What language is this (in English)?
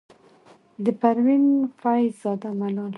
Pashto